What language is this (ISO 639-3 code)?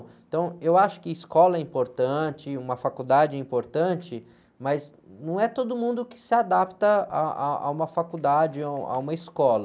por